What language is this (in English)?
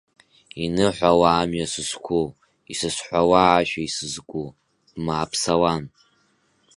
Abkhazian